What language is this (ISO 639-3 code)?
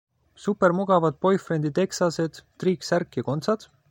est